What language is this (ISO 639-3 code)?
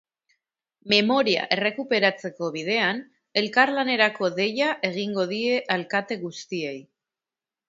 eus